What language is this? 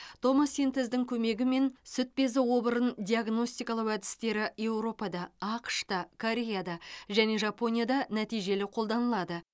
Kazakh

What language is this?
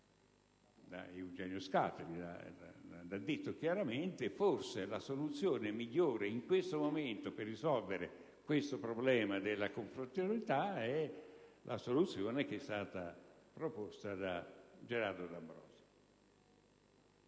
Italian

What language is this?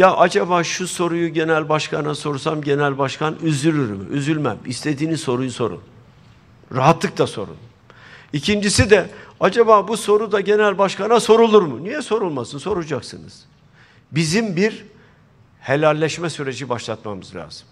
Turkish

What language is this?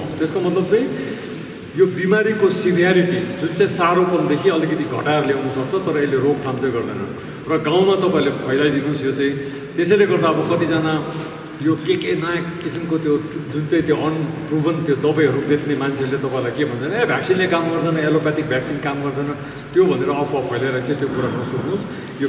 Romanian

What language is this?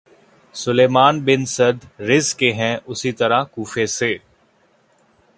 Urdu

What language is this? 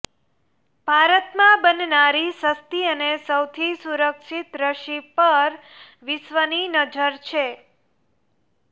Gujarati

